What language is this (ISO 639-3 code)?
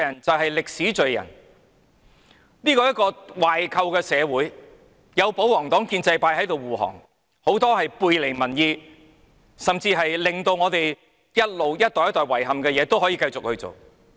yue